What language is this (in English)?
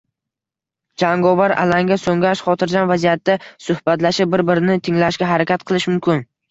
Uzbek